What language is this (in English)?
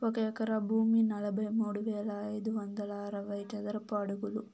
Telugu